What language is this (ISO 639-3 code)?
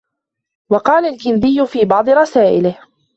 ara